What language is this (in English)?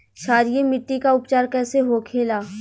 Bhojpuri